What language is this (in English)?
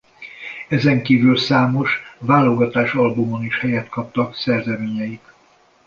Hungarian